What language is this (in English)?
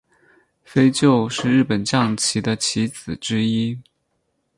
Chinese